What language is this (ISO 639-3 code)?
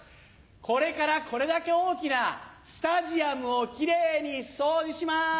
jpn